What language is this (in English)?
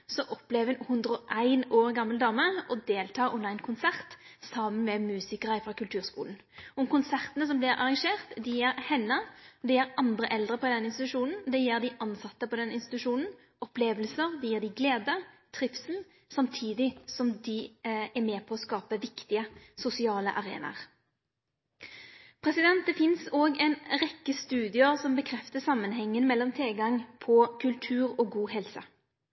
Norwegian Nynorsk